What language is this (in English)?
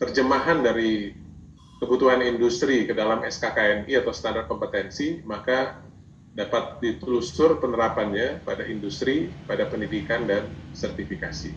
Indonesian